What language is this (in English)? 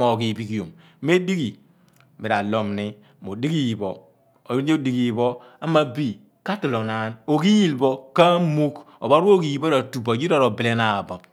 Abua